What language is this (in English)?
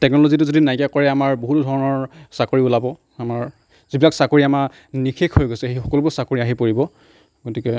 Assamese